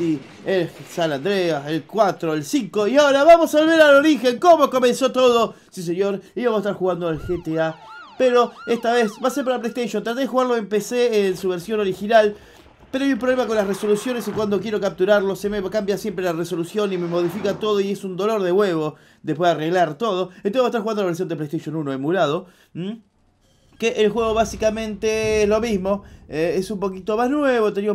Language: Spanish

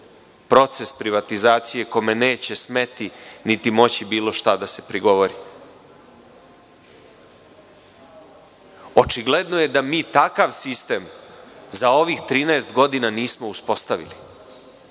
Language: Serbian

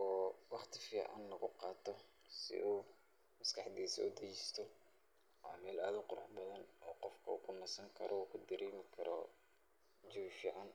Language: Somali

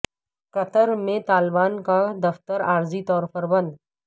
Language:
Urdu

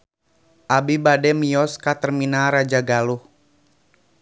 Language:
Sundanese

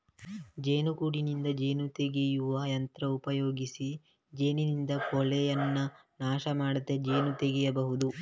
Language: Kannada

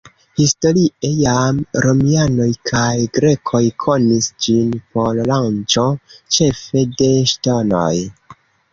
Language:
Esperanto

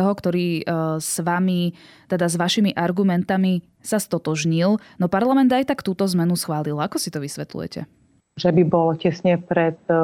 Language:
Slovak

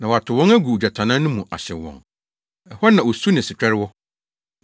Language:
Akan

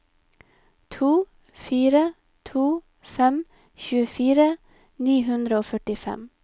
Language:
Norwegian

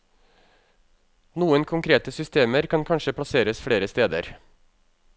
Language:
Norwegian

